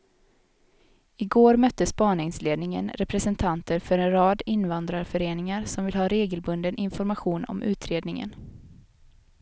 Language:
Swedish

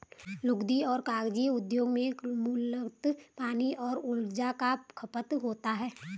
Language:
Hindi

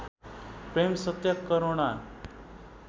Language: Nepali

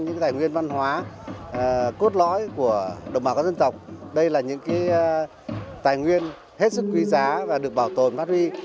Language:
Vietnamese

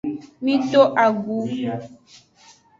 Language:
Aja (Benin)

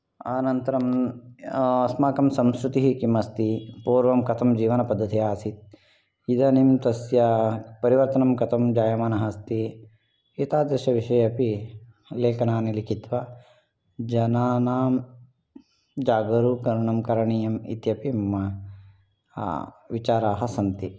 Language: Sanskrit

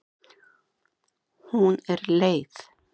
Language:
Icelandic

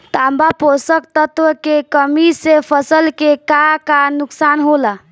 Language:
Bhojpuri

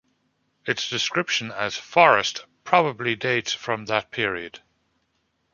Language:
English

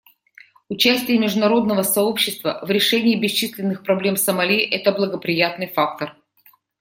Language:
Russian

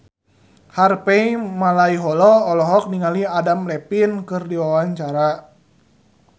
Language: Sundanese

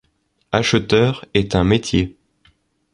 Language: French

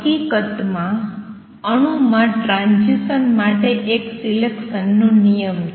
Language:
Gujarati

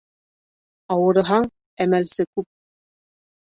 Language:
Bashkir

